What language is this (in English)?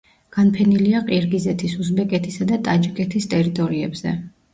Georgian